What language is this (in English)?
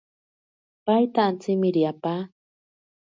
Ashéninka Perené